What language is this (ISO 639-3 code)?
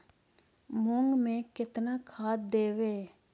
mag